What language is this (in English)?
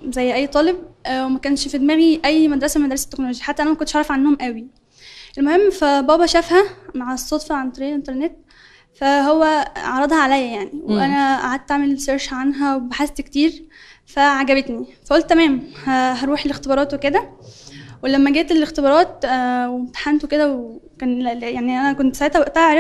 Arabic